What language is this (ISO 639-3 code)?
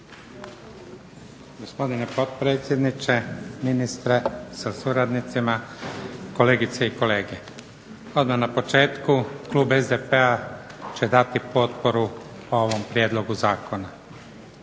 hrv